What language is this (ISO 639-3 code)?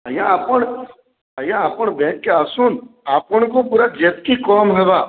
ori